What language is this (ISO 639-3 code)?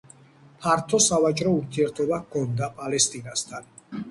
kat